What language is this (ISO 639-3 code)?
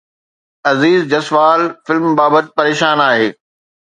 snd